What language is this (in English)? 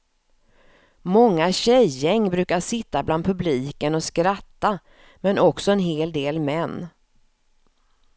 Swedish